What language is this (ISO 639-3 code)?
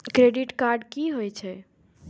mai